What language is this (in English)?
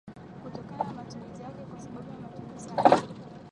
Swahili